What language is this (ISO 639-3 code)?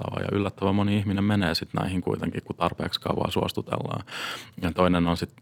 fin